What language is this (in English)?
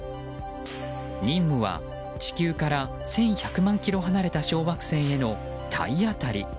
Japanese